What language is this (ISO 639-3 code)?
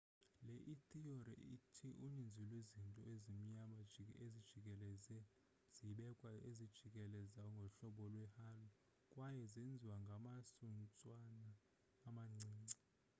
xho